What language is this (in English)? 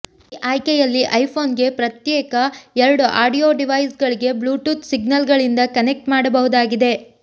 Kannada